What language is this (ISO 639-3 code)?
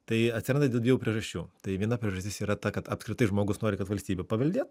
lit